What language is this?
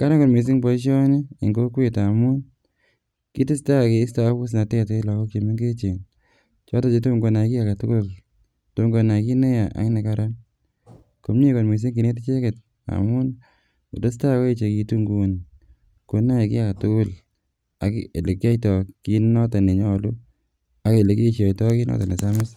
Kalenjin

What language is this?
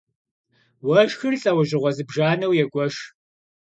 Kabardian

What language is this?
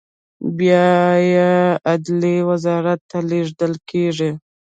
Pashto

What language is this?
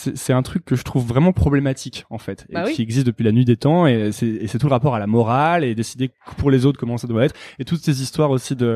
French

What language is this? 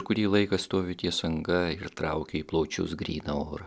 Lithuanian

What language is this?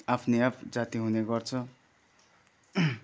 Nepali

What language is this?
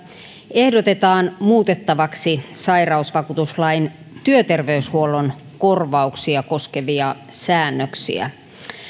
Finnish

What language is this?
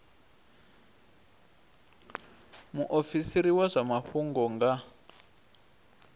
Venda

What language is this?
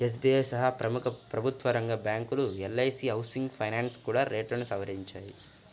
Telugu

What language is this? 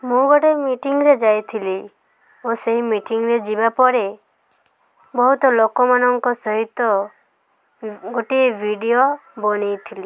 Odia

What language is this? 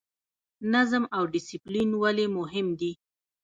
Pashto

